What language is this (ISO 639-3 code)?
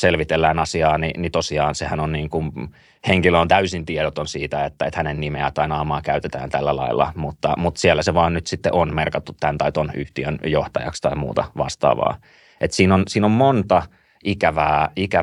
fin